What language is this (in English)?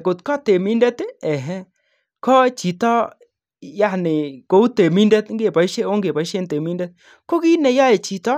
Kalenjin